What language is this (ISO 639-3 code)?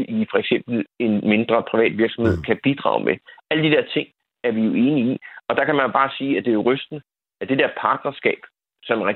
dan